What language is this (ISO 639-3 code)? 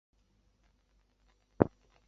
zho